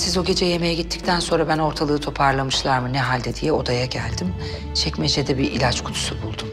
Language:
Turkish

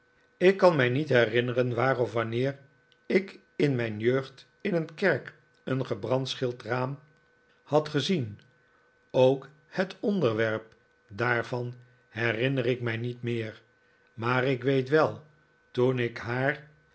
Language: Dutch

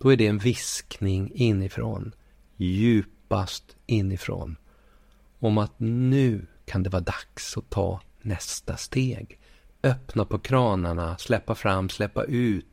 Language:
Swedish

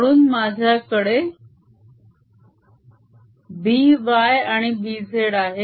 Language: Marathi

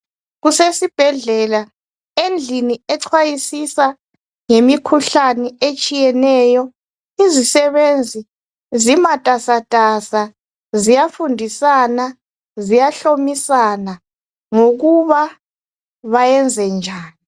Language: North Ndebele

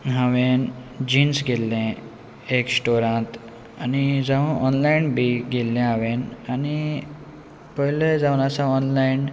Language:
Konkani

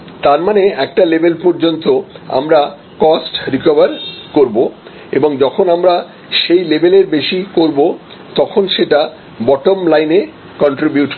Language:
Bangla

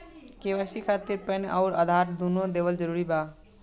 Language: Bhojpuri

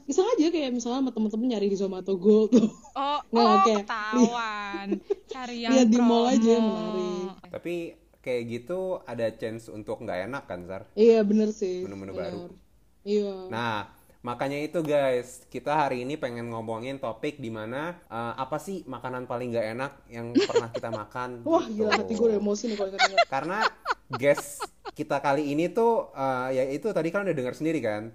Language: Indonesian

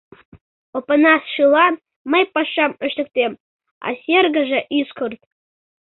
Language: Mari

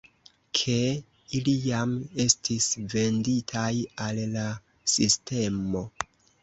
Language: Esperanto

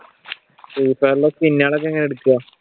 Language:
Malayalam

